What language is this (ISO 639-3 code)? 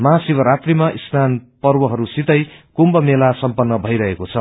nep